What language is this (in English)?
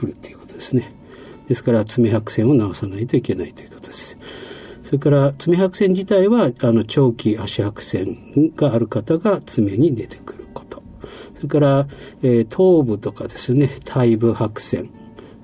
Japanese